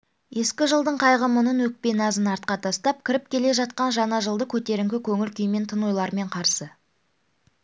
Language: Kazakh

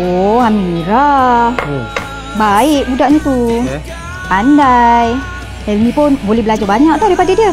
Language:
Malay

